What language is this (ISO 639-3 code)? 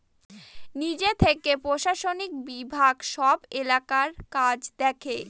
ben